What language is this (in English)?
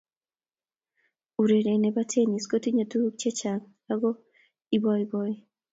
Kalenjin